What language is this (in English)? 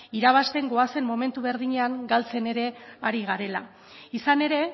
Basque